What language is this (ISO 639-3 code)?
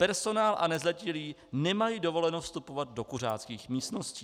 ces